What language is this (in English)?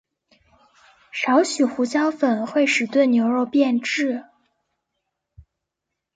Chinese